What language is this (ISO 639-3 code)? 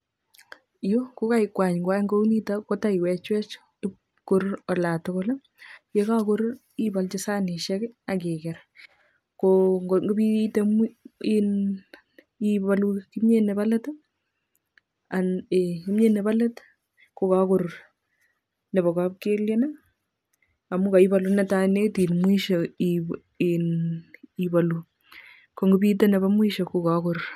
kln